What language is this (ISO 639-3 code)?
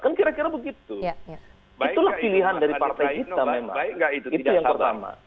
ind